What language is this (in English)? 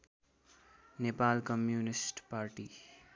Nepali